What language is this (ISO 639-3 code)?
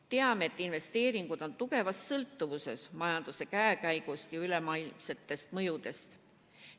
est